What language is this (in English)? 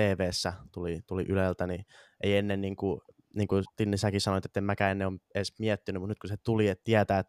Finnish